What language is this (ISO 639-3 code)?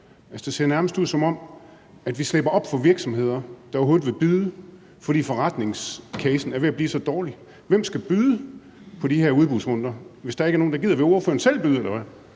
dan